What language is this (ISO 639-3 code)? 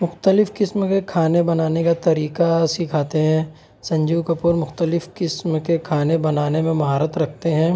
urd